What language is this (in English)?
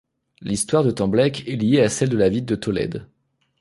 French